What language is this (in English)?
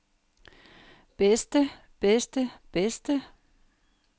Danish